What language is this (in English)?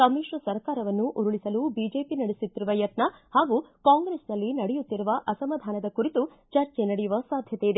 Kannada